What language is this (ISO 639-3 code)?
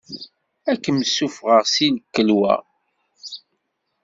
kab